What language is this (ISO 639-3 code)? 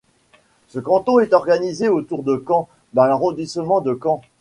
fra